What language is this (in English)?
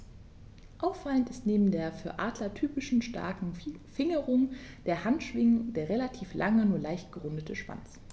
German